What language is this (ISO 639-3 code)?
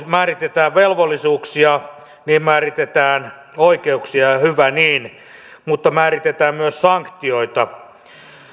fin